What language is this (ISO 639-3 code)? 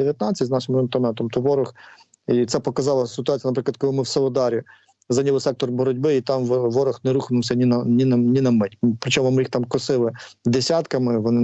ukr